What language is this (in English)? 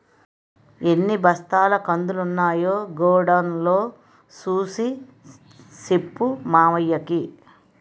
Telugu